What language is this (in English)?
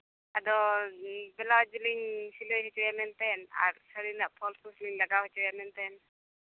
Santali